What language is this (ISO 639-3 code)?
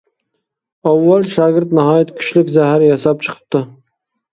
uig